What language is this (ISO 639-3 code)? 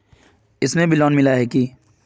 mag